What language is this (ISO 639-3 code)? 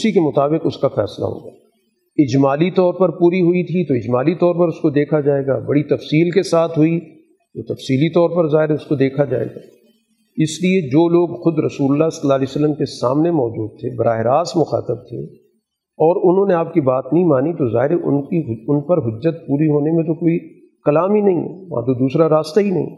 urd